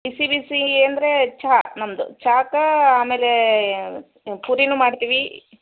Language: Kannada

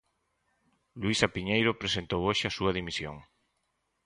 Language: Galician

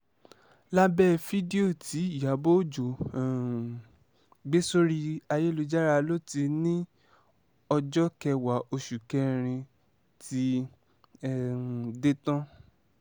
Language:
Yoruba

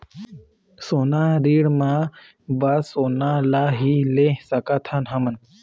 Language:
Chhattisgarhi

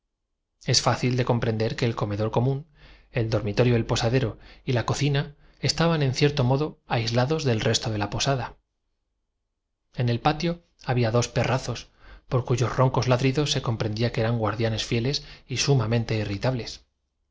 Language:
Spanish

